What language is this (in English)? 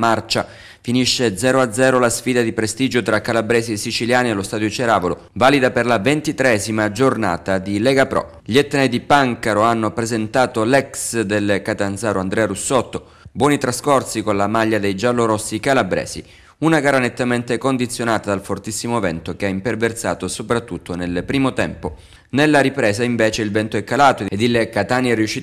Italian